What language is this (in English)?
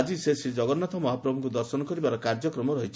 Odia